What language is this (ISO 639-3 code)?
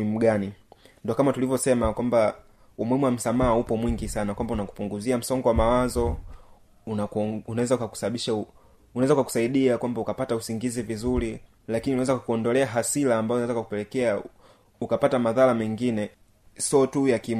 swa